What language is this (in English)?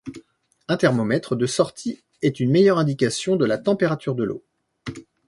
French